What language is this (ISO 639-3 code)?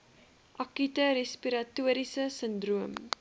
afr